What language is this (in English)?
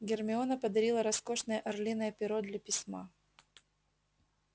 Russian